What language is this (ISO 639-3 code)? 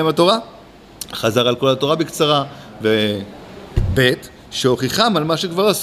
heb